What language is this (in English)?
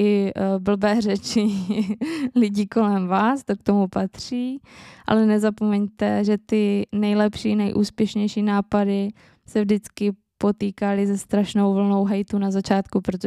Czech